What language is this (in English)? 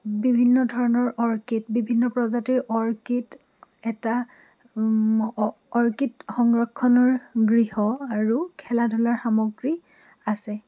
Assamese